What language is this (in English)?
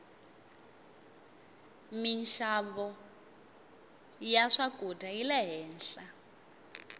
Tsonga